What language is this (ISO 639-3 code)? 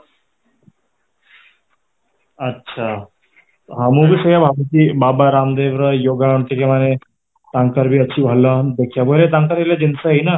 ori